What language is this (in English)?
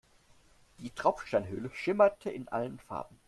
German